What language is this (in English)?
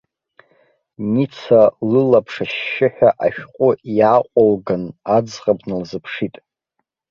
Abkhazian